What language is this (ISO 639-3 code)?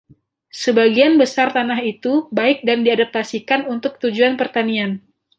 ind